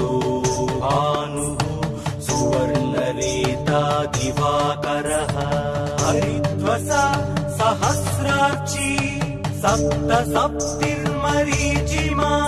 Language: Tamil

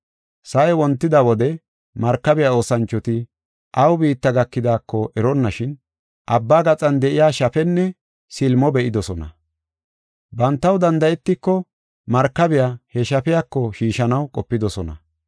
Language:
Gofa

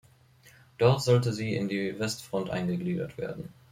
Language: German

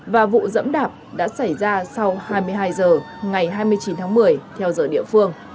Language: Vietnamese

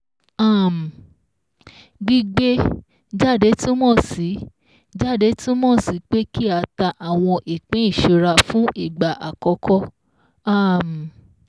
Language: Yoruba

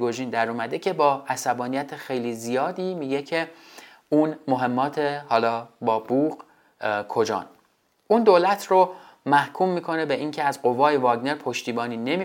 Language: Persian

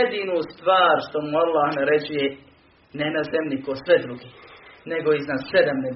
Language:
Croatian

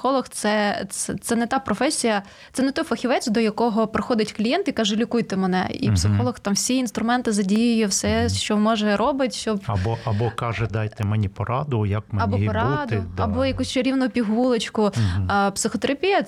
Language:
Ukrainian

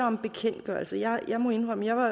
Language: Danish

